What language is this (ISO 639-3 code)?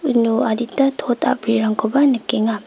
grt